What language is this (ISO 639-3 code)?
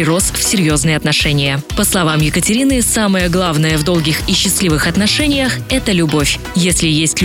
rus